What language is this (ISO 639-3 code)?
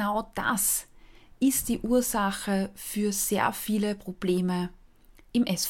deu